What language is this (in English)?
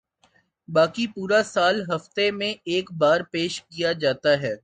Urdu